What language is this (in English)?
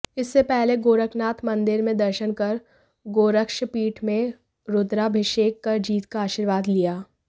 Hindi